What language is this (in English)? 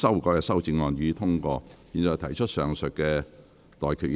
Cantonese